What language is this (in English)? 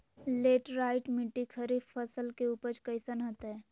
Magahi